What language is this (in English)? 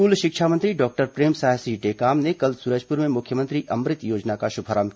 Hindi